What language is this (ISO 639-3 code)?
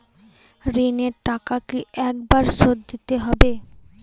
ben